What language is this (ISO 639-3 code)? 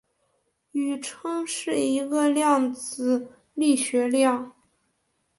zho